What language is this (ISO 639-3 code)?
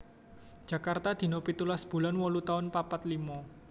jav